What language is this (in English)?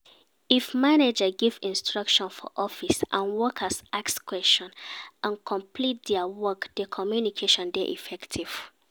Nigerian Pidgin